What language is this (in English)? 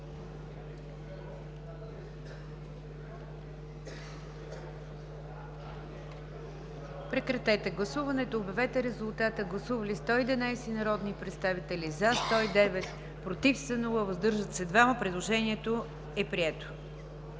Bulgarian